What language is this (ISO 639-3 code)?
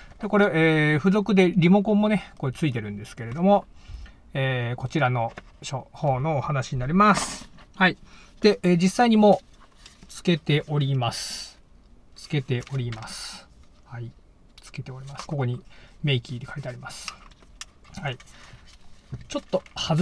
jpn